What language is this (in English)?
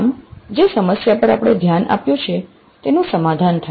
Gujarati